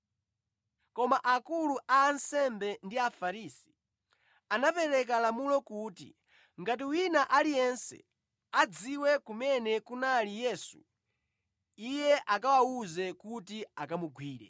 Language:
Nyanja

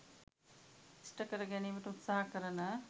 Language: Sinhala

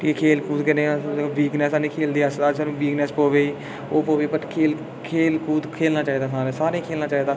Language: Dogri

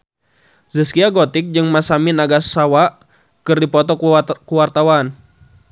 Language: Sundanese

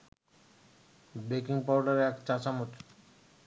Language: Bangla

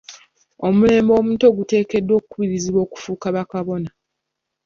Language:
Ganda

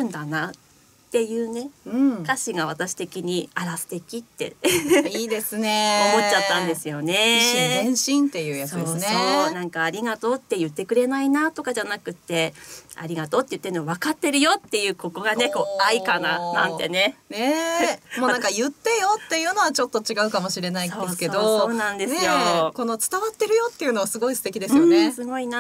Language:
Japanese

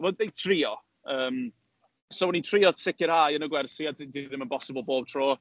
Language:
Welsh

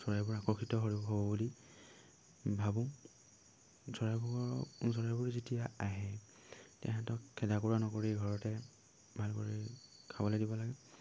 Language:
Assamese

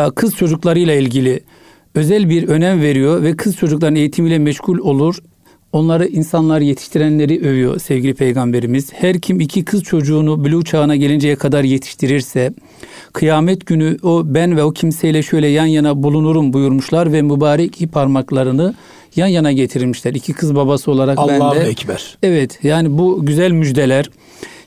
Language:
Turkish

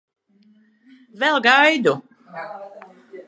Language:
Latvian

